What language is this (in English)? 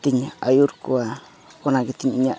Santali